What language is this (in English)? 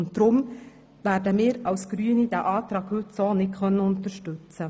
Swiss German